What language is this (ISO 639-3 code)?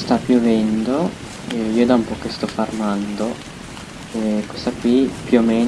ita